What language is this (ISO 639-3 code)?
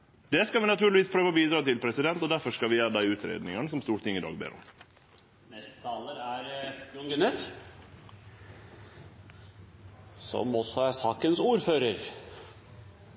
nor